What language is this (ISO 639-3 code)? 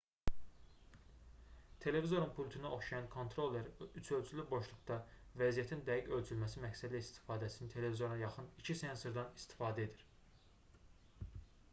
aze